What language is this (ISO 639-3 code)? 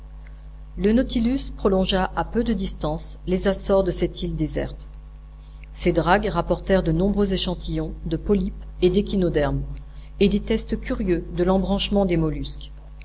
fra